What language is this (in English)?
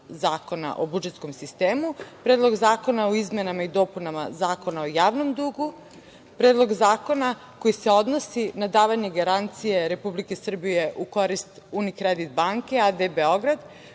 Serbian